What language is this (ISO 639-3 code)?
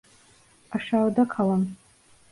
tur